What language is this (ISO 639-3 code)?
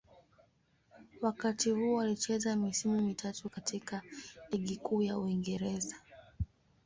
swa